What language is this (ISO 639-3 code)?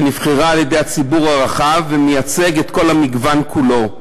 heb